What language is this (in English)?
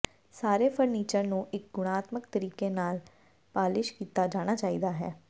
Punjabi